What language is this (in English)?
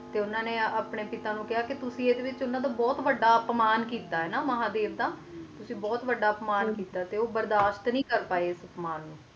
Punjabi